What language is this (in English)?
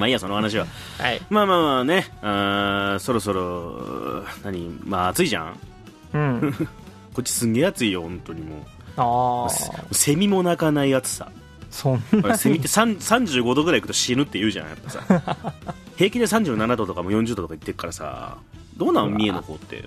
Japanese